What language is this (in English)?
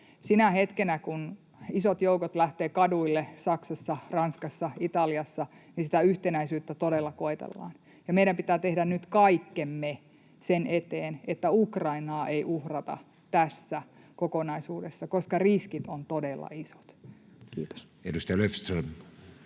Finnish